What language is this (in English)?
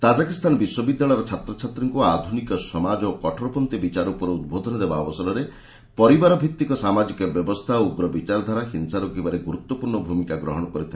Odia